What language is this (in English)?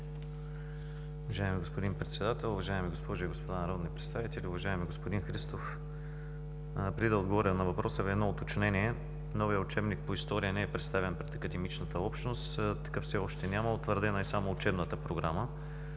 Bulgarian